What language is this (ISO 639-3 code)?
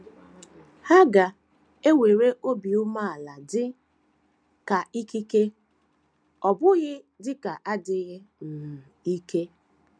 ibo